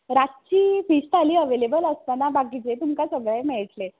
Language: Konkani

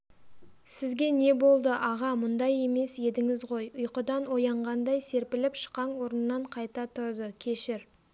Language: Kazakh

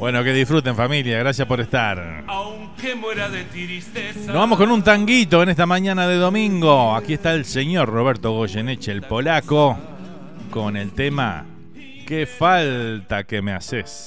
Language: Spanish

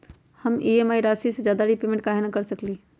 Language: Magahi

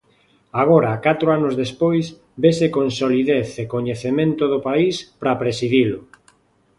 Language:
Galician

